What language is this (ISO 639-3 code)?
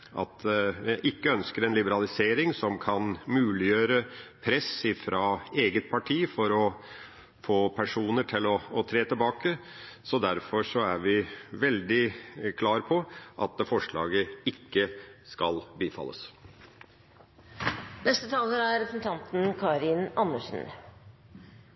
nob